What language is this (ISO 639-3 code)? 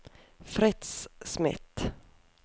nor